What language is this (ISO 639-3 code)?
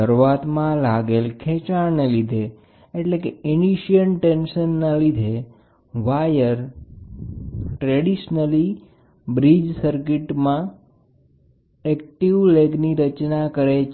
guj